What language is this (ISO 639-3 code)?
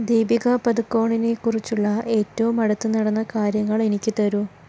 mal